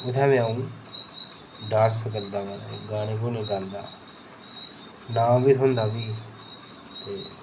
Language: Dogri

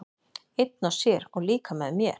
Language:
Icelandic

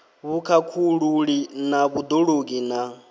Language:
Venda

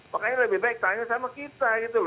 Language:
Indonesian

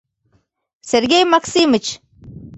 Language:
Mari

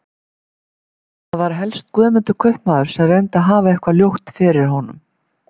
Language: Icelandic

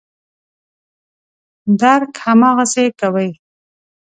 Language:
Pashto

